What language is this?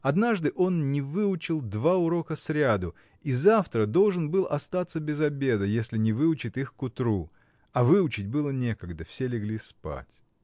Russian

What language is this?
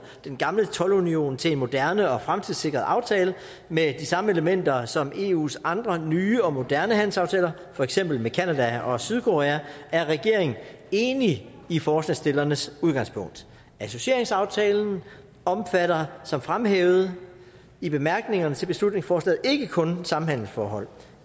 Danish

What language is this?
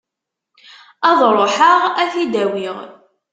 Kabyle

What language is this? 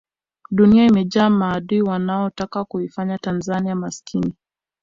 Swahili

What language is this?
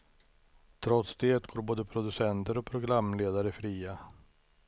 Swedish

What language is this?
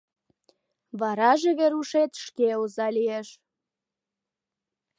Mari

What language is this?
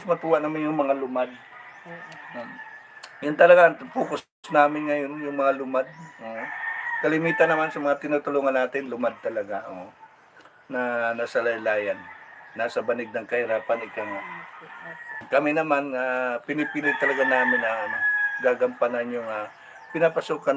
Filipino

